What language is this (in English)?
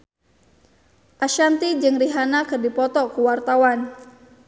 Sundanese